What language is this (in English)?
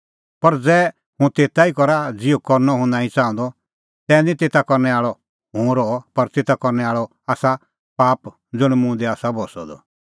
Kullu Pahari